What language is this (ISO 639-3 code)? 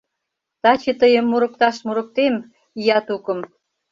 chm